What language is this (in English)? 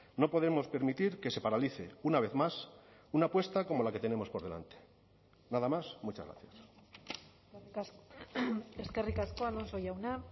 Spanish